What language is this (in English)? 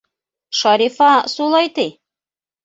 Bashkir